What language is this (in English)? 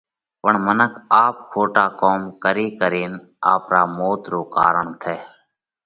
Parkari Koli